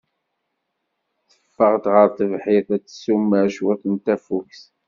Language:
Kabyle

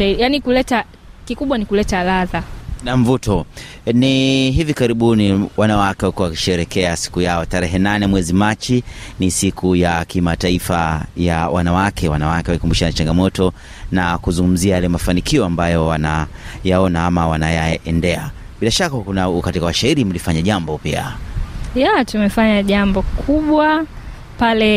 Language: Swahili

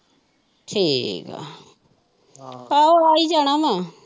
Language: Punjabi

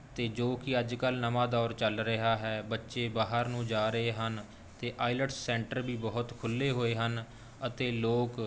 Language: Punjabi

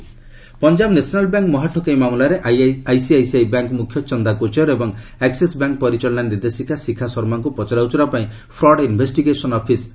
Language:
Odia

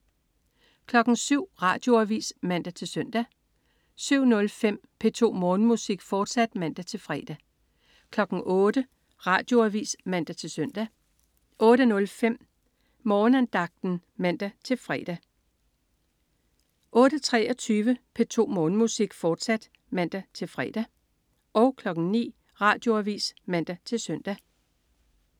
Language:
Danish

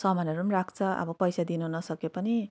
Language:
Nepali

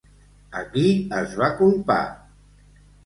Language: Catalan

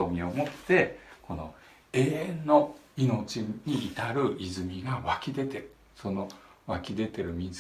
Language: Japanese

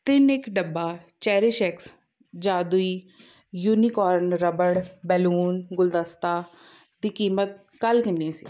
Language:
Punjabi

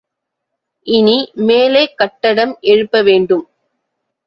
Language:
Tamil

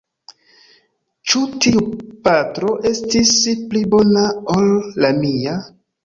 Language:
Esperanto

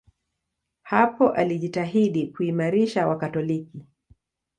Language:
Swahili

